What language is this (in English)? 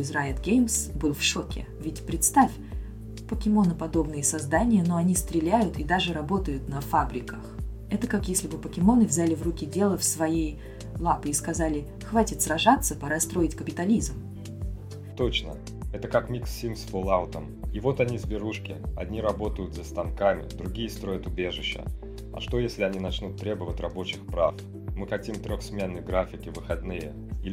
Russian